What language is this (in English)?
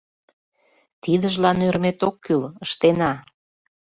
Mari